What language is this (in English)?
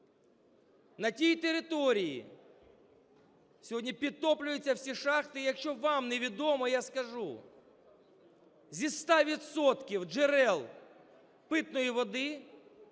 Ukrainian